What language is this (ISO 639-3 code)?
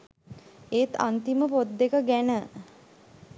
sin